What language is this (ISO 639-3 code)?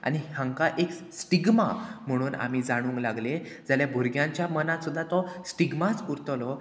kok